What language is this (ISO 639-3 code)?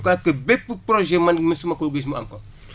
wol